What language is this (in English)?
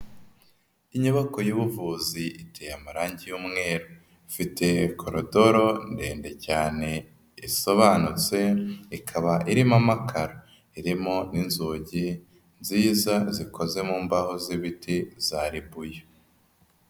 Kinyarwanda